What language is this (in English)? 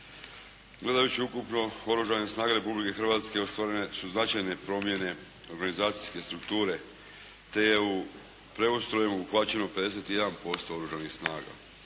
Croatian